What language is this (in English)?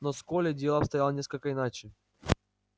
Russian